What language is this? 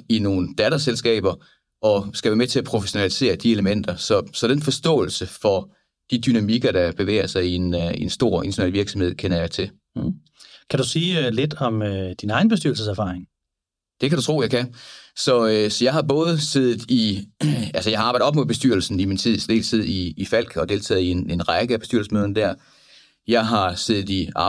Danish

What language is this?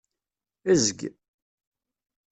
Kabyle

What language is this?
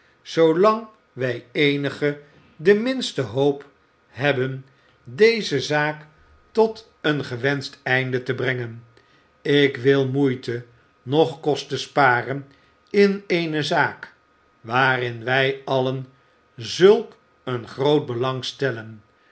Dutch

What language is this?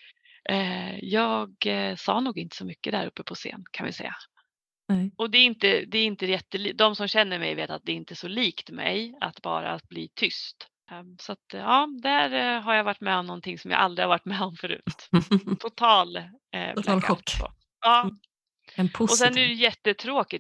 Swedish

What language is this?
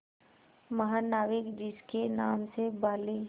Hindi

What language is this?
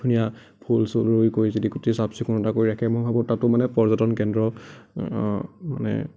Assamese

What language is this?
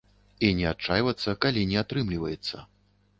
Belarusian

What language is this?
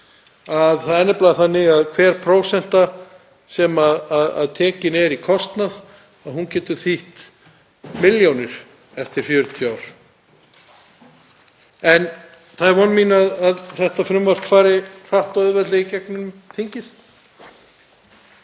Icelandic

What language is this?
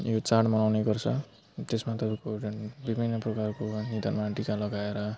Nepali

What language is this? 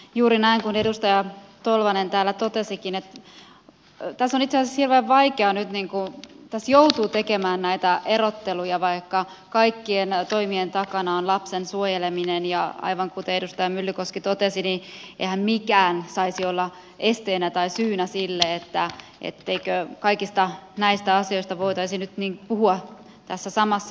Finnish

